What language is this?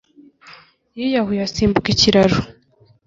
Kinyarwanda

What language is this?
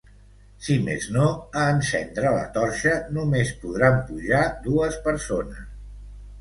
Catalan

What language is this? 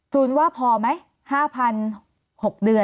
Thai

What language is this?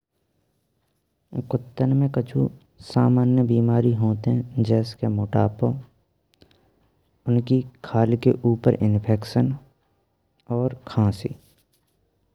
Braj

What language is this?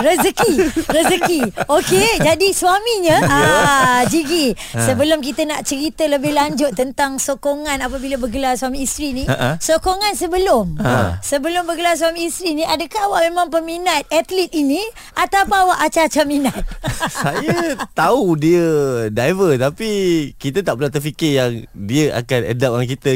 Malay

